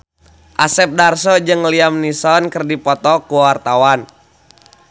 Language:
Sundanese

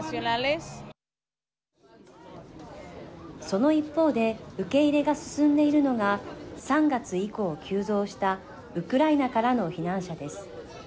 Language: Japanese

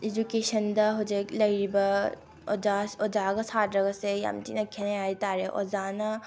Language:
Manipuri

